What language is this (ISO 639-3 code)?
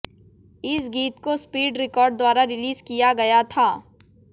hin